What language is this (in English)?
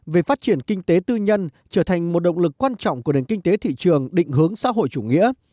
Vietnamese